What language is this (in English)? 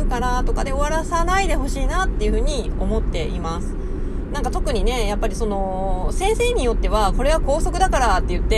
Japanese